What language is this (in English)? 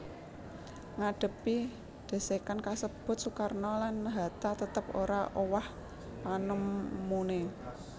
Javanese